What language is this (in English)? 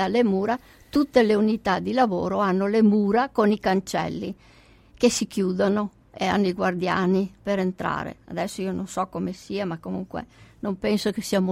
Italian